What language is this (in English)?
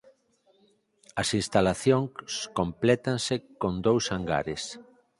Galician